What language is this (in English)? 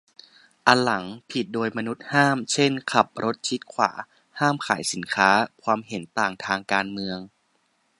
Thai